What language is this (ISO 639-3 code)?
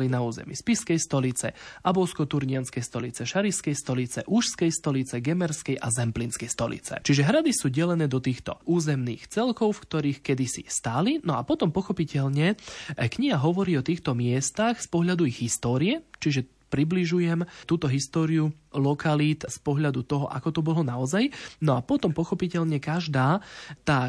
slk